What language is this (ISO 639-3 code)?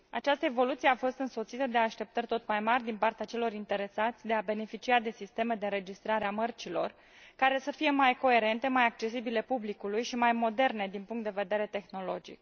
ron